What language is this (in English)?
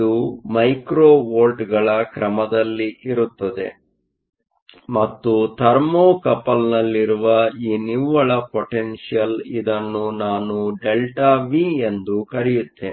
Kannada